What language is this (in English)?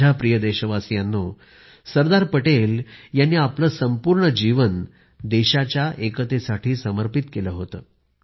Marathi